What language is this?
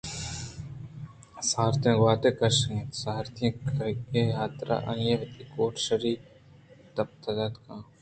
Eastern Balochi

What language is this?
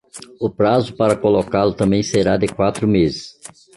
Portuguese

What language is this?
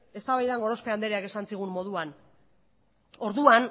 Basque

